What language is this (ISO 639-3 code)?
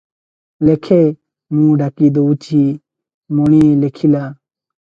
ori